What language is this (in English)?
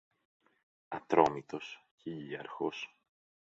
Greek